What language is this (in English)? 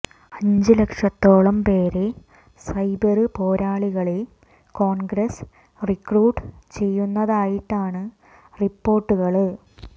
Malayalam